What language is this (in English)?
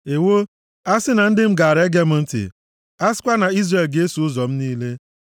Igbo